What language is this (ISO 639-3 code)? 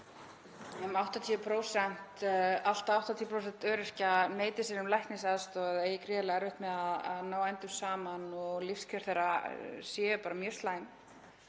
isl